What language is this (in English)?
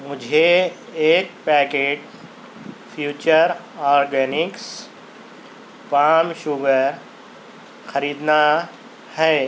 Urdu